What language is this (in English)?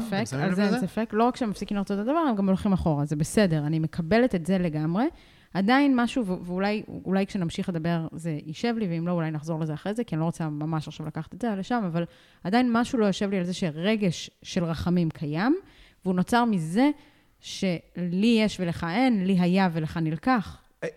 Hebrew